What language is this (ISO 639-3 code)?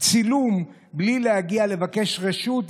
heb